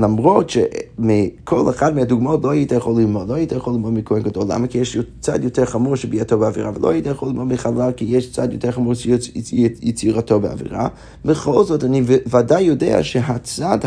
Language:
Hebrew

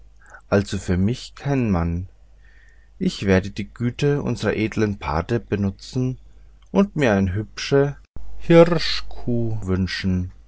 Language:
German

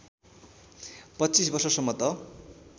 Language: Nepali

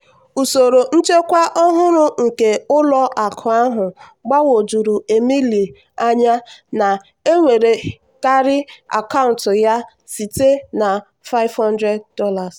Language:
Igbo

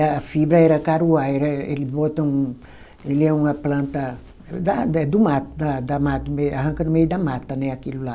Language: Portuguese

